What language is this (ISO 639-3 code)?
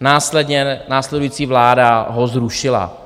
ces